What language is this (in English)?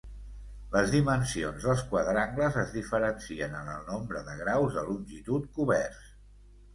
Catalan